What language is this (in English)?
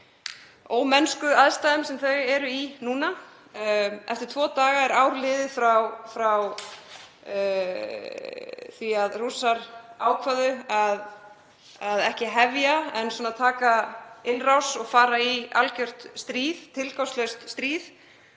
Icelandic